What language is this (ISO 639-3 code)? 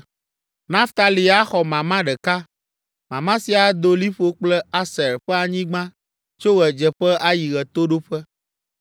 ewe